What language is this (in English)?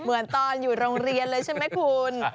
Thai